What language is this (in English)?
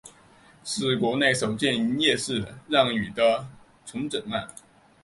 Chinese